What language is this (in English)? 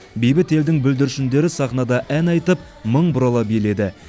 Kazakh